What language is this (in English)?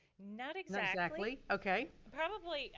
English